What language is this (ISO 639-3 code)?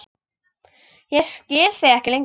isl